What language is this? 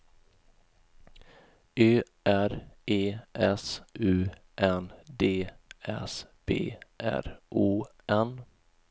Swedish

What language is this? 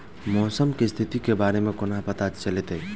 Maithili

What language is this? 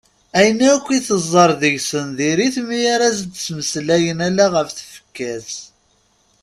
Kabyle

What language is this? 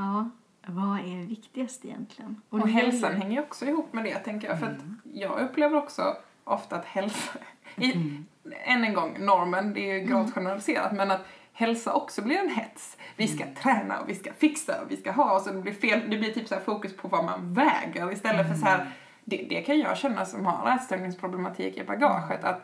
Swedish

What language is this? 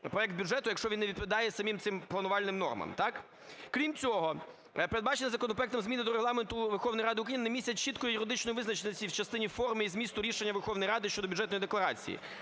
Ukrainian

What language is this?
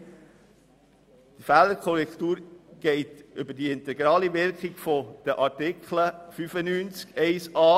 Swiss German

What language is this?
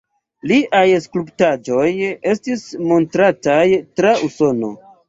Esperanto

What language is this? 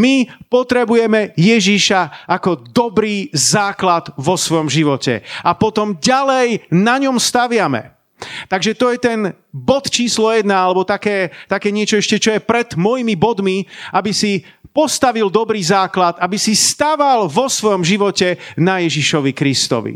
Slovak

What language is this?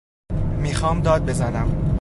Persian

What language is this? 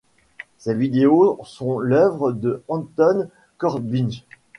French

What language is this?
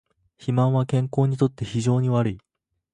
Japanese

